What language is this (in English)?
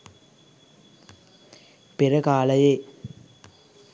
Sinhala